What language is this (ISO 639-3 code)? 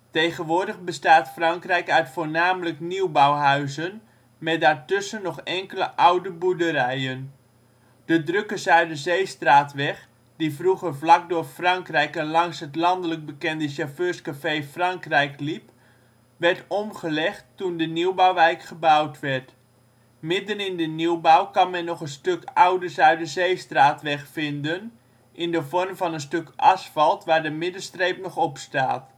nld